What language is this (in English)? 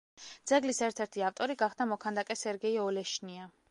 Georgian